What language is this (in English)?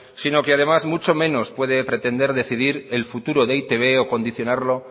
Spanish